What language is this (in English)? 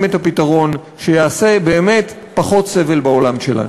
Hebrew